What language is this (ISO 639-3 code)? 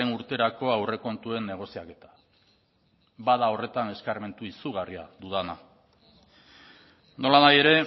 eus